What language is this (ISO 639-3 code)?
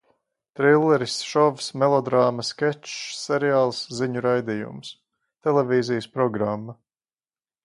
lav